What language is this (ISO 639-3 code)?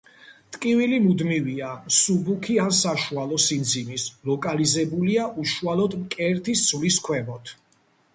kat